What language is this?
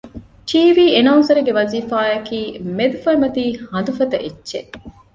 Divehi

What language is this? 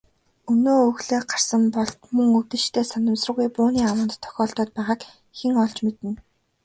Mongolian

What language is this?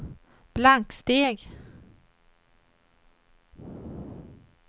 Swedish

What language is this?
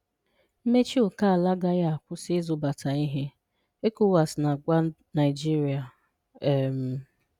Igbo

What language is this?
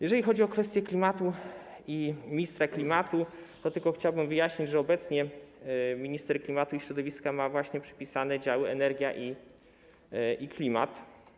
Polish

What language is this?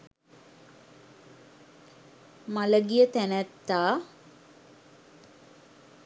Sinhala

